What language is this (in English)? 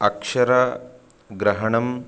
Sanskrit